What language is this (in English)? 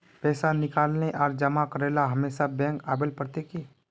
Magahi